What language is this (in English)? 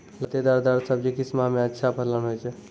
Maithili